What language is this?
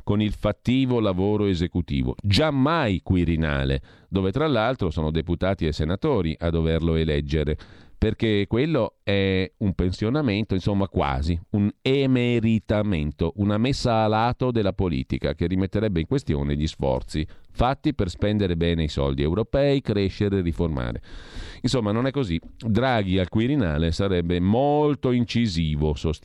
Italian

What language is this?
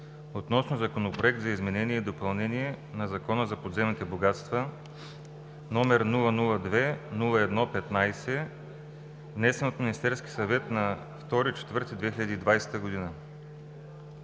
Bulgarian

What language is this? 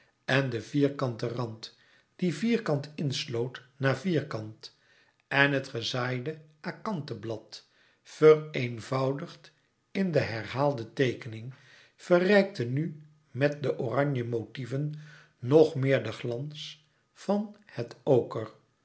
Dutch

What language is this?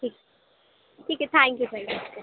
Urdu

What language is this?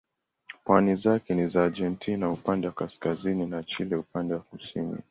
Swahili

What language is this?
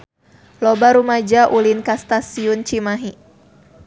Sundanese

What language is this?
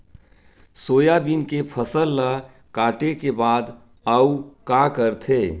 Chhattisgarhi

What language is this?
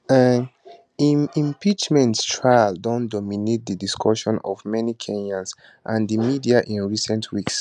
Nigerian Pidgin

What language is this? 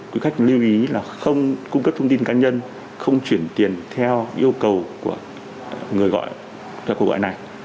Vietnamese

